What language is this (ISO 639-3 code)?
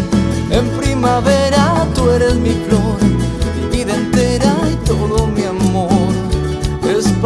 spa